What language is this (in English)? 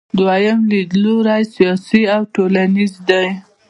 Pashto